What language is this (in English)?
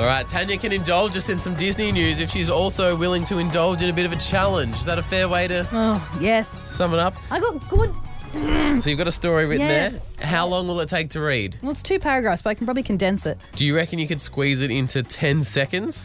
English